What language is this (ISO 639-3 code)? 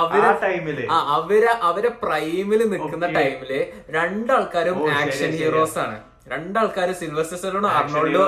mal